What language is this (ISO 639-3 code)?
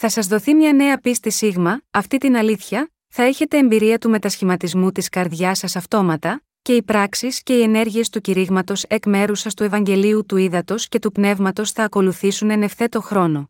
ell